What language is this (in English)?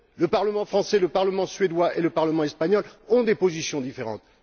French